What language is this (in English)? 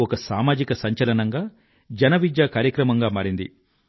Telugu